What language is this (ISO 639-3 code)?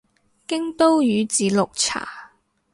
yue